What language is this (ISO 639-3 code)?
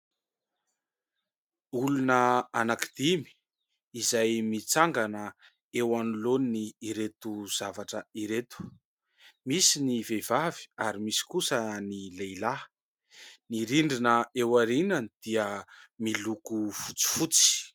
mlg